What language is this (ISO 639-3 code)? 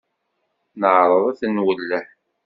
kab